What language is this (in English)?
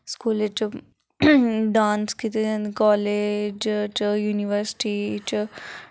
Dogri